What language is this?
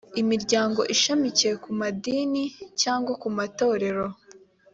Kinyarwanda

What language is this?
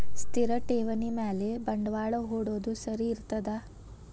Kannada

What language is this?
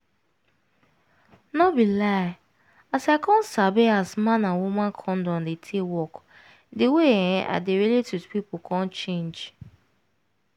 Nigerian Pidgin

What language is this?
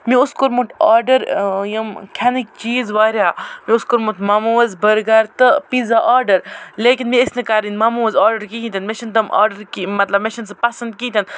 Kashmiri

